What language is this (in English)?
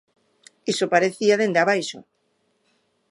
Galician